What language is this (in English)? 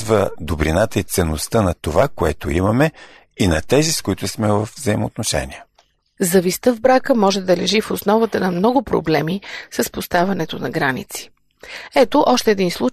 Bulgarian